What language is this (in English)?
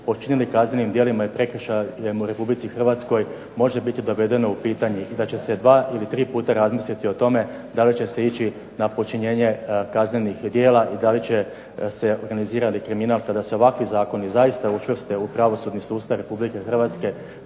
Croatian